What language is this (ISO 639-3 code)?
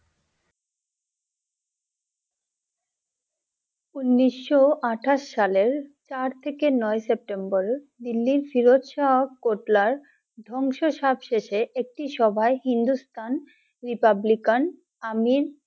ben